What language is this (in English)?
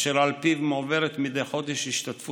Hebrew